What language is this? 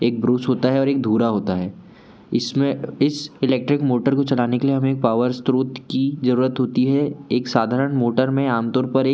Hindi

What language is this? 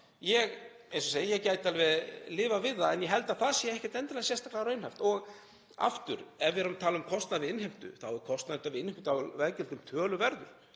Icelandic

